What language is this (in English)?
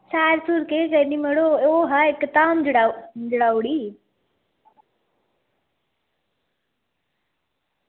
Dogri